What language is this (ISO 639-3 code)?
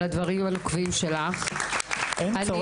heb